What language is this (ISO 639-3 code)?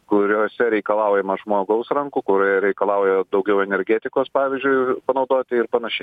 lit